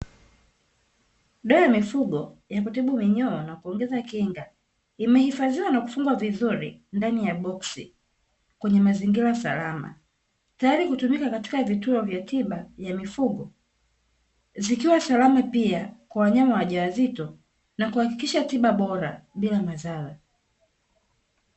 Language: Swahili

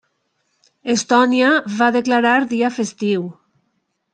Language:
Catalan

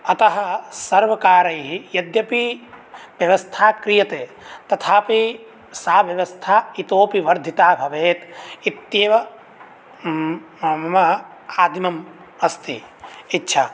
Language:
Sanskrit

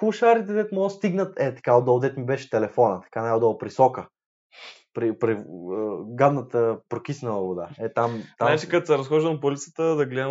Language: Bulgarian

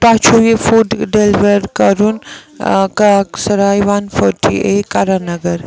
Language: Kashmiri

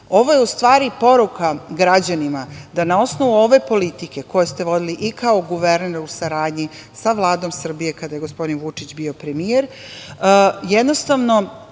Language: Serbian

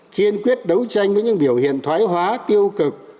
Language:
Vietnamese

